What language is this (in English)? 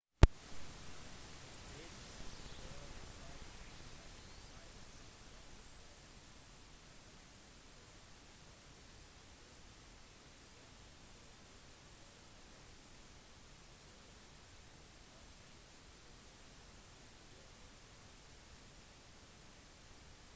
Norwegian Bokmål